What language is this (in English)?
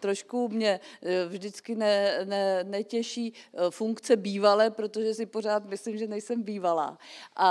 Czech